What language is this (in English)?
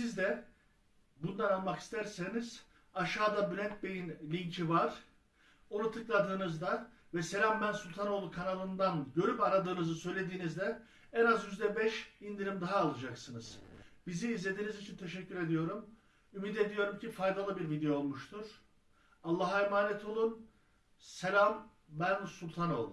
Turkish